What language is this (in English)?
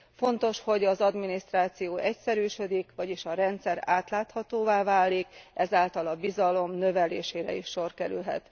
Hungarian